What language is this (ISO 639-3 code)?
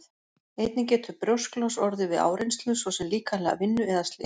isl